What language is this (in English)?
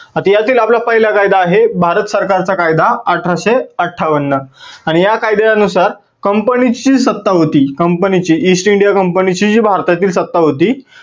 Marathi